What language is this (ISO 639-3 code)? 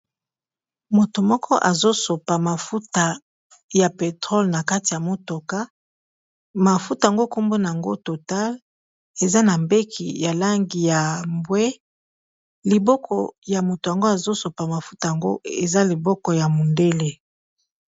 lin